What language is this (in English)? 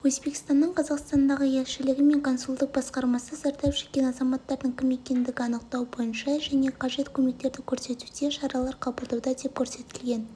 Kazakh